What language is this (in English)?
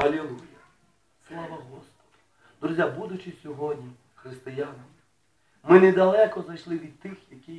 Ukrainian